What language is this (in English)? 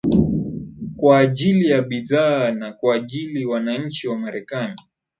Swahili